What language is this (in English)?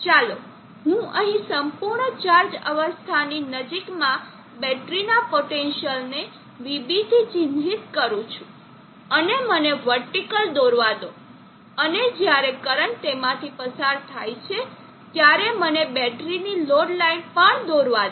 Gujarati